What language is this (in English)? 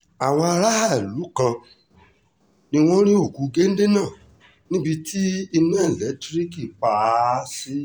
Yoruba